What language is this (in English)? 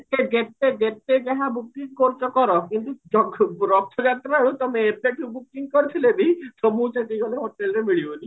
Odia